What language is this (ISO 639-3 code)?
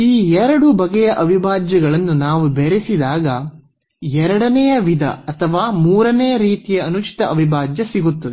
kan